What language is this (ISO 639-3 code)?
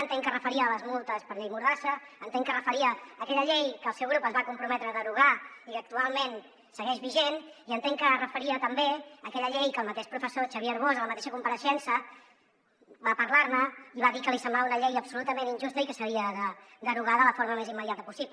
cat